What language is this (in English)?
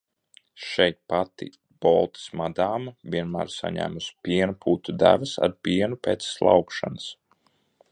Latvian